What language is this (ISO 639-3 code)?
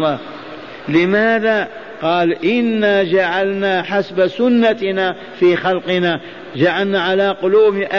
ara